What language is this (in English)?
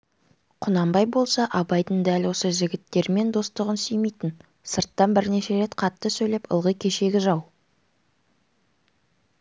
Kazakh